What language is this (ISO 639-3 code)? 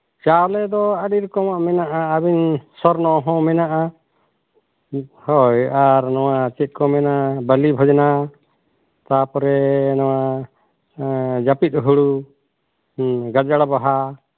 sat